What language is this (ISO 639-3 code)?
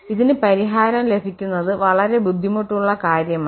mal